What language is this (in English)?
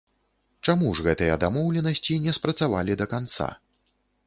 Belarusian